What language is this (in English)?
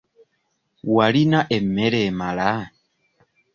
Ganda